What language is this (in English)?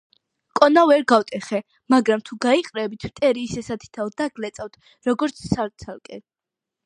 Georgian